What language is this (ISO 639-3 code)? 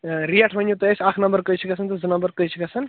kas